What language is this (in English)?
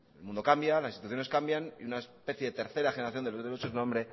Spanish